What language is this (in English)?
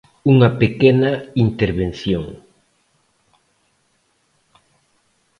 Galician